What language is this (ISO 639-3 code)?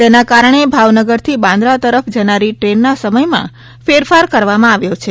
guj